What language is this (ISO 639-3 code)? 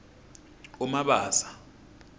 ssw